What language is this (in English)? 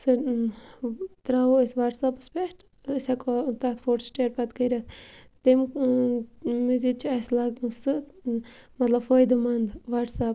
Kashmiri